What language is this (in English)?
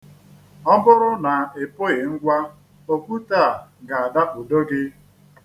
Igbo